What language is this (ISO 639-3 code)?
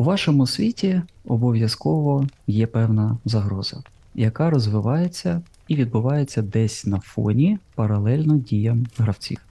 ukr